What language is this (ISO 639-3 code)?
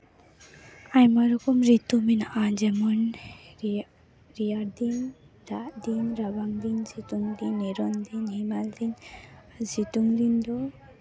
sat